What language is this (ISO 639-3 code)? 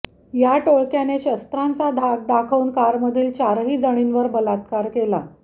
mar